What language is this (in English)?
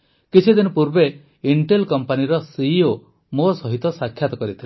Odia